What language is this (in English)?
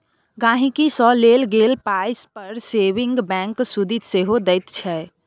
Maithili